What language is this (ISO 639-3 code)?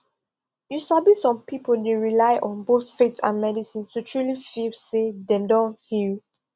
pcm